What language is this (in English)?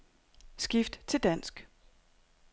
Danish